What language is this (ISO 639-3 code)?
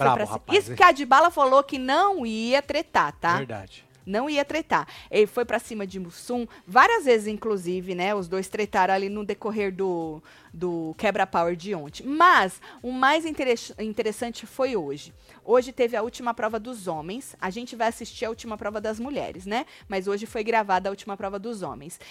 por